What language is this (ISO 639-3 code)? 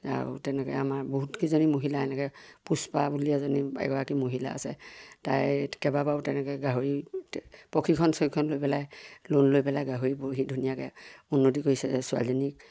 asm